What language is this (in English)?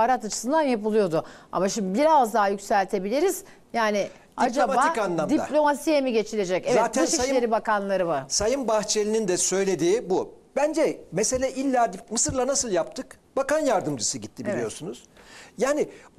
Turkish